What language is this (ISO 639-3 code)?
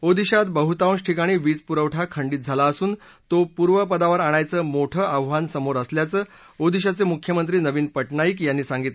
mar